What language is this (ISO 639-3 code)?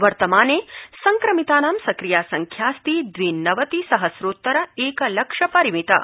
san